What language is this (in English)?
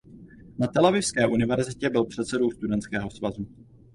Czech